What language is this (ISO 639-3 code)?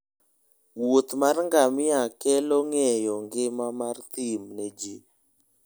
luo